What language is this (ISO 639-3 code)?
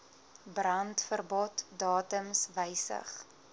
afr